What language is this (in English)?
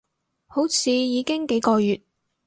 Cantonese